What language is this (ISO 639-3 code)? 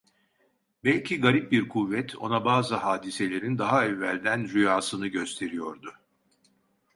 tur